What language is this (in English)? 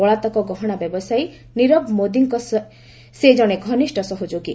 Odia